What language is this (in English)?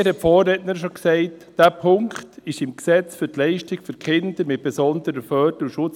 Swiss German